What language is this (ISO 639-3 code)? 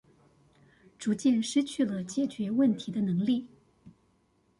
zho